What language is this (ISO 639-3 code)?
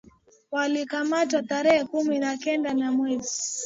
swa